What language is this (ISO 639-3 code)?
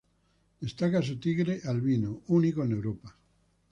spa